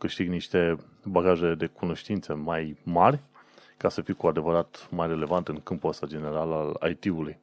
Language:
Romanian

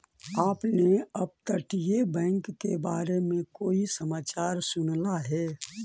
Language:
Magahi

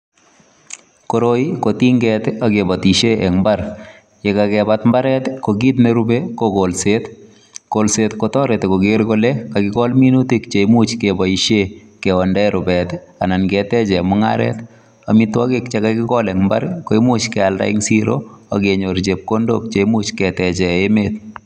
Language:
Kalenjin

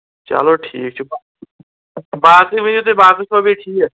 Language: Kashmiri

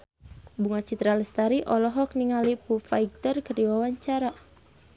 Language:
Sundanese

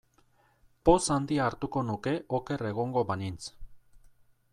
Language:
Basque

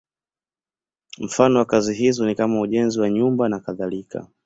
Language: Swahili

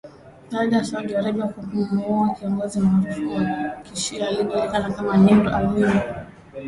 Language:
Swahili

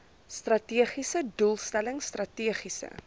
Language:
Afrikaans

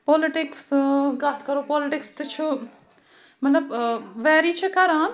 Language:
Kashmiri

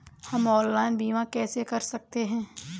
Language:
Hindi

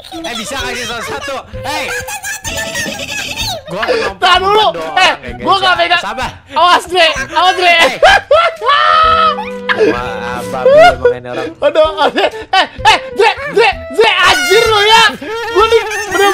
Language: Indonesian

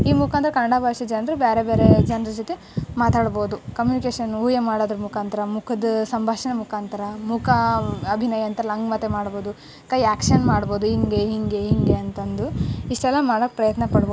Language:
Kannada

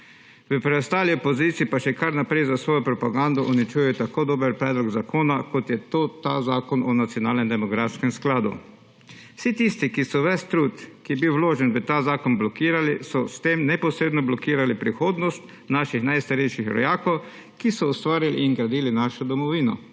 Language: Slovenian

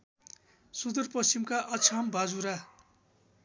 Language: Nepali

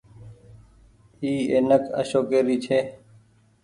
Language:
Goaria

